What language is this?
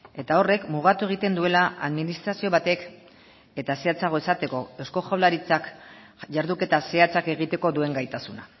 Basque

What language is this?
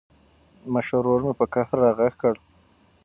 Pashto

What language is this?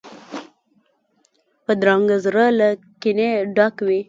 Pashto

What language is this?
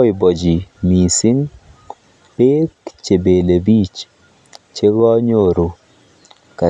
Kalenjin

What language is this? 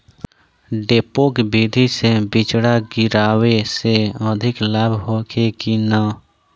Bhojpuri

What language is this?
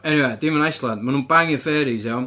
Welsh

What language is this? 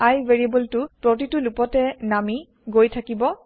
Assamese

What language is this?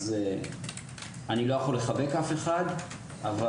Hebrew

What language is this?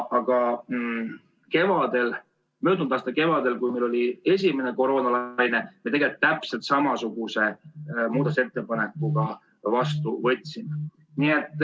Estonian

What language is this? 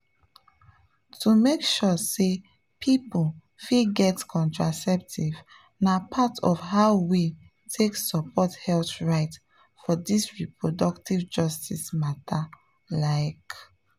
Nigerian Pidgin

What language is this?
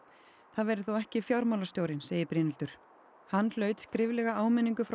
Icelandic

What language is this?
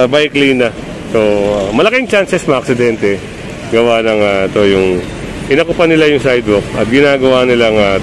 Filipino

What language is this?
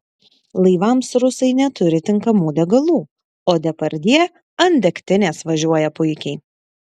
Lithuanian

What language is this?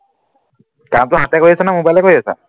Assamese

